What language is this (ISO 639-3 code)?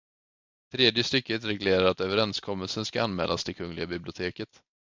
swe